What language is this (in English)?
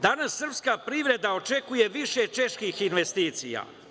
Serbian